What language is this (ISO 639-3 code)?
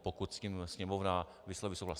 ces